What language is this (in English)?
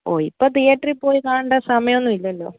Malayalam